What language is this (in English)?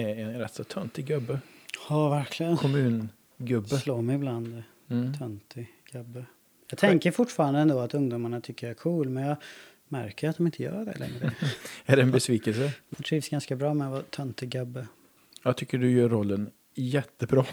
Swedish